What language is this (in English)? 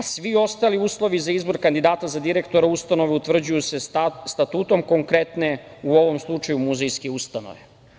Serbian